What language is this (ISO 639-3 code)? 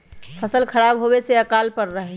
mag